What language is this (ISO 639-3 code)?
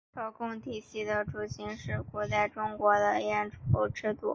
zho